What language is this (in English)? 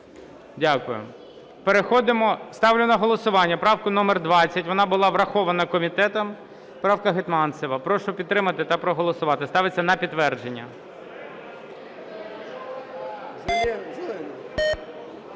Ukrainian